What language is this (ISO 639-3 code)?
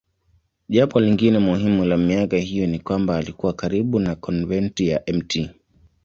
swa